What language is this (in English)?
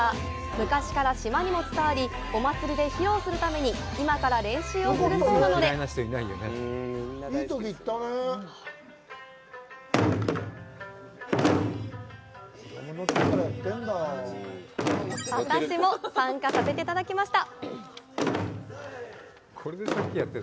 Japanese